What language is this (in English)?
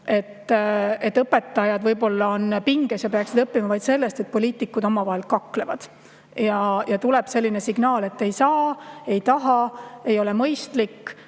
Estonian